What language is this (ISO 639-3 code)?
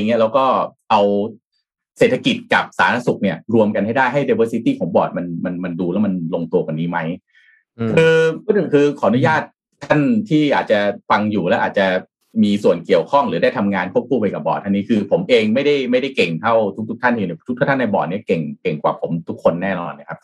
tha